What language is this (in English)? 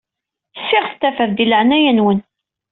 Kabyle